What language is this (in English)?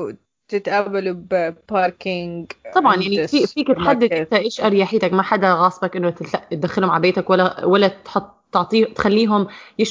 Arabic